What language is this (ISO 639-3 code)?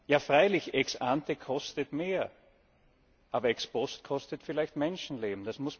deu